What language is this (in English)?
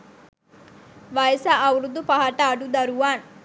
Sinhala